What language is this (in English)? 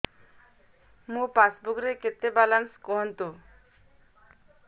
Odia